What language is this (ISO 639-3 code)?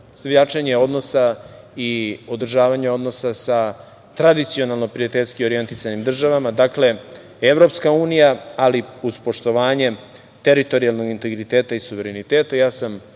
srp